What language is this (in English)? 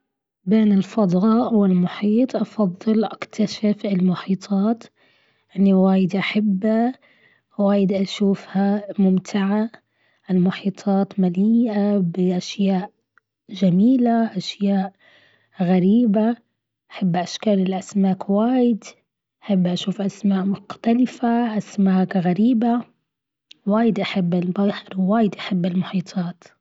Gulf Arabic